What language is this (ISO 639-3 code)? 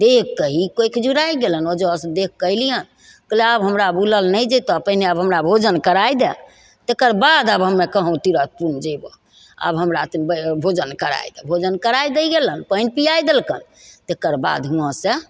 mai